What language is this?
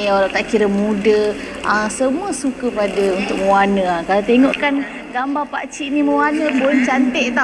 Malay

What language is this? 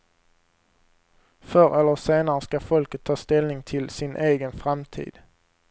Swedish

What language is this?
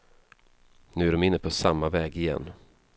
Swedish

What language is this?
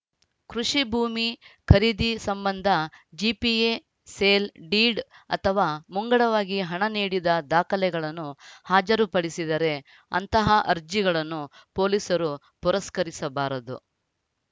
Kannada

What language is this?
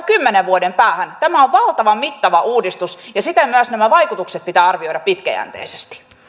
Finnish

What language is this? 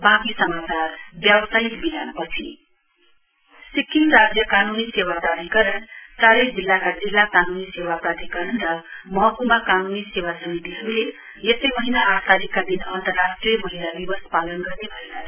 Nepali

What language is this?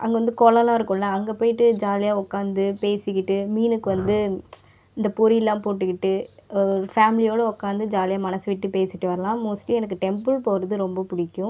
Tamil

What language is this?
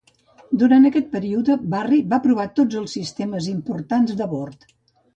Catalan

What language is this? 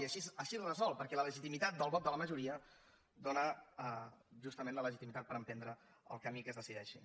Catalan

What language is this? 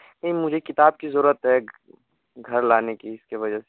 Urdu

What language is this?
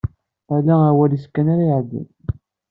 Kabyle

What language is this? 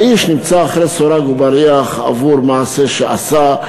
Hebrew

